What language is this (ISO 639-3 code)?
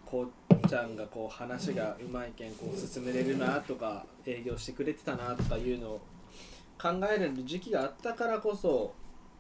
jpn